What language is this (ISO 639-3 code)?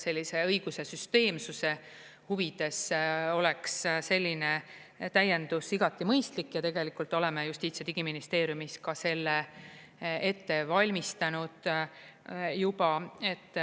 est